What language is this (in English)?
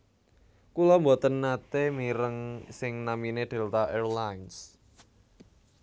Javanese